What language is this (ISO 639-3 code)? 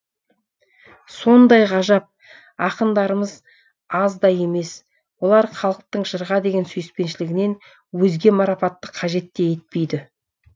kaz